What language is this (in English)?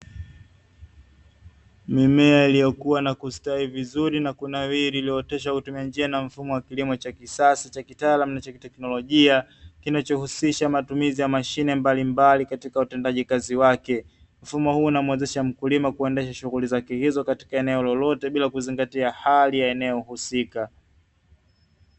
Swahili